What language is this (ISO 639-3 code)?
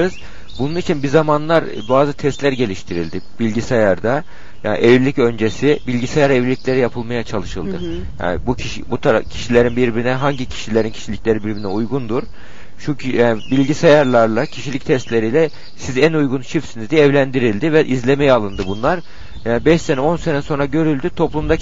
tur